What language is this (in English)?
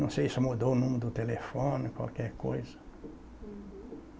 Portuguese